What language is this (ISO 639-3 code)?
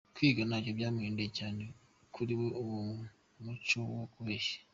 kin